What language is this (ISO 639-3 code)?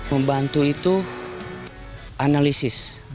ind